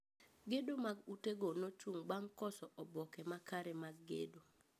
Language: Luo (Kenya and Tanzania)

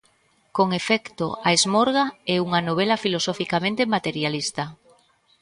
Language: Galician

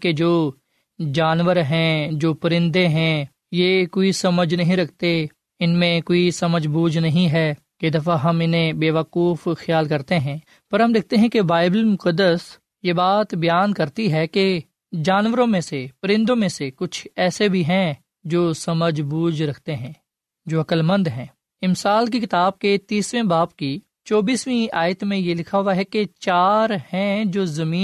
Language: Urdu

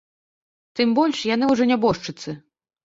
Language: Belarusian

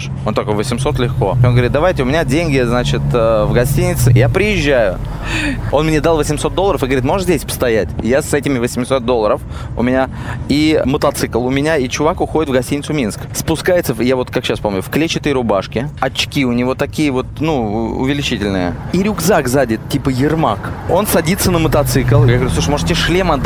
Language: Russian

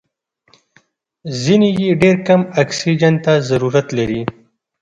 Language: Pashto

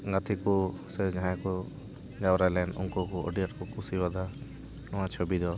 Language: Santali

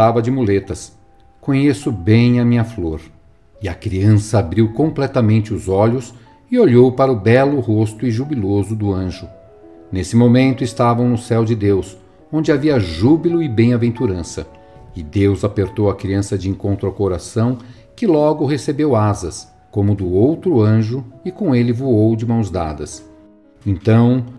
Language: Portuguese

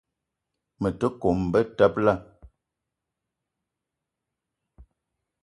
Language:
Eton (Cameroon)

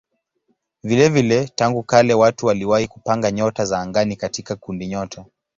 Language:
Swahili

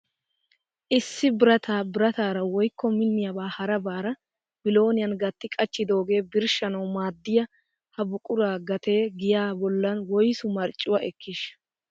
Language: Wolaytta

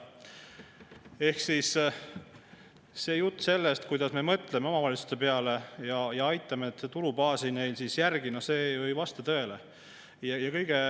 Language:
Estonian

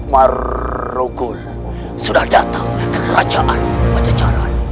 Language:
Indonesian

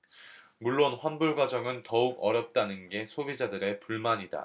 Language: Korean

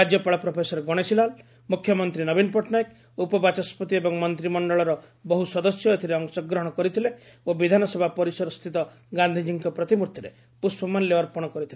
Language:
Odia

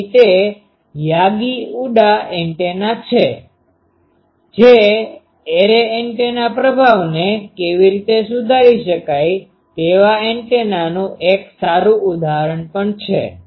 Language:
Gujarati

